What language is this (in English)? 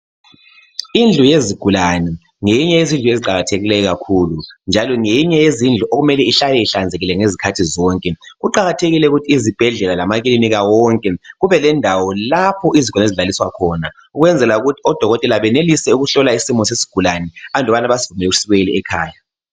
North Ndebele